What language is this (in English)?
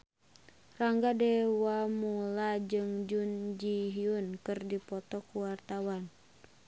Sundanese